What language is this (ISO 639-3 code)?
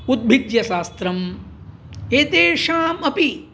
san